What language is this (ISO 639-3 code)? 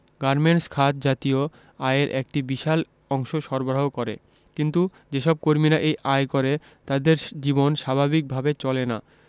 ben